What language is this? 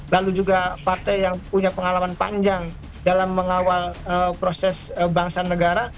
Indonesian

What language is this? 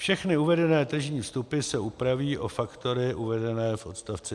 Czech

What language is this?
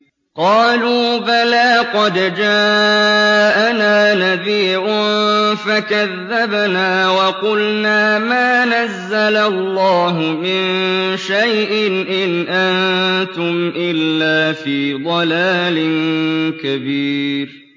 Arabic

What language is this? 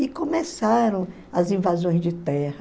Portuguese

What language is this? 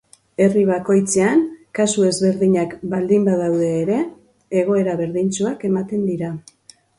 Basque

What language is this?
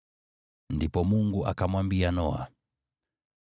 Swahili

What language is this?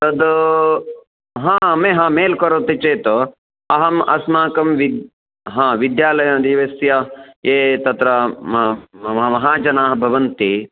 Sanskrit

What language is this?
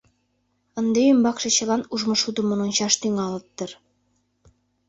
Mari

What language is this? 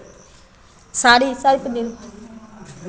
Maithili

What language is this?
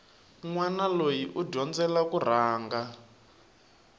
Tsonga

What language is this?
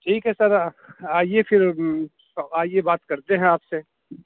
Urdu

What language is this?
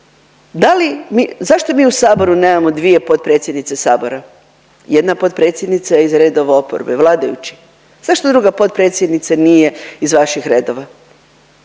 Croatian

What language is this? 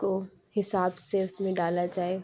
Urdu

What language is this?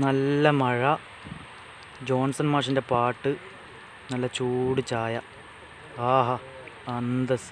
Thai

